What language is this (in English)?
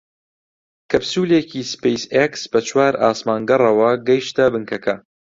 Central Kurdish